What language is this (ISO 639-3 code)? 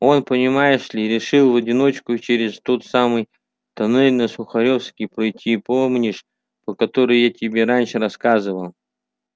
rus